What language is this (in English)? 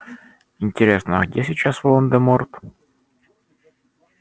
Russian